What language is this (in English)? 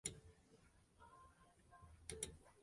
Western Frisian